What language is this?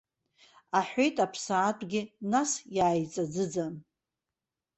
Abkhazian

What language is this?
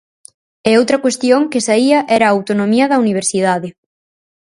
Galician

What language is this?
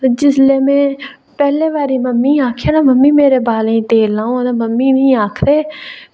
Dogri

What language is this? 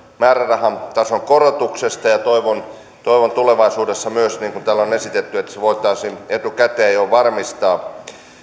Finnish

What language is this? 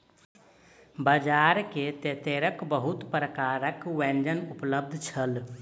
Maithili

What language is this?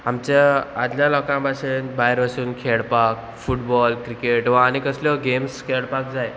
Konkani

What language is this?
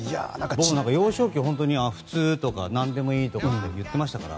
Japanese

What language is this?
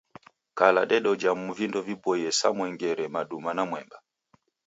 Taita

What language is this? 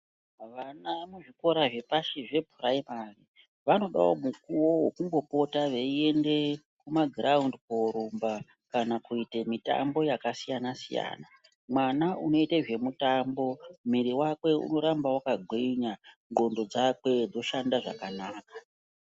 Ndau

